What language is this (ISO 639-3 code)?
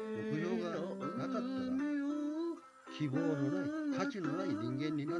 jpn